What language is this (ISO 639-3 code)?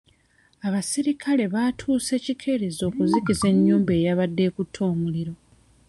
lug